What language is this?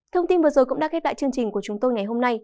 Vietnamese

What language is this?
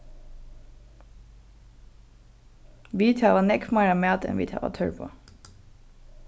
Faroese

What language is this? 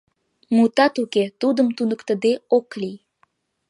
Mari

